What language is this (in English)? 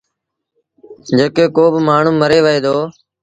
Sindhi Bhil